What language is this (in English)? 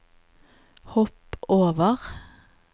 Norwegian